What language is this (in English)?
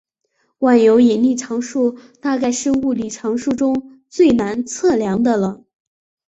Chinese